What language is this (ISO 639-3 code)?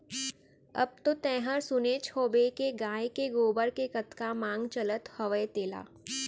hne